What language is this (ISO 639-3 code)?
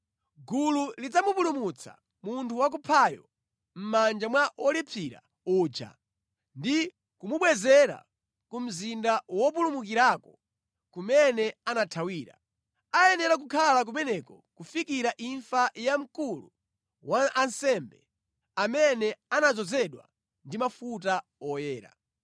nya